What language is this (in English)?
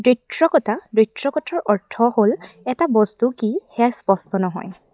Assamese